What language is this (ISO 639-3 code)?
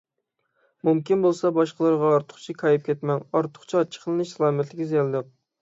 uig